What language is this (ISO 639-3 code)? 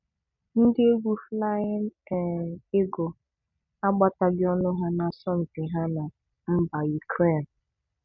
ibo